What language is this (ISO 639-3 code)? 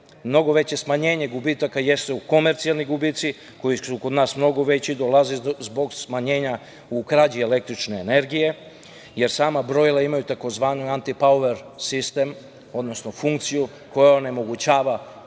srp